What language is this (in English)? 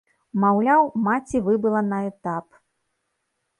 Belarusian